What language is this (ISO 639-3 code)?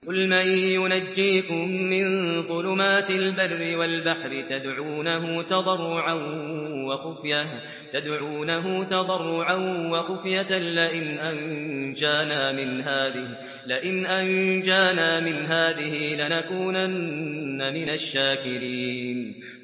ara